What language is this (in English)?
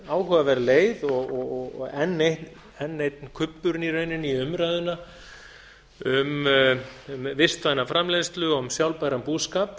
Icelandic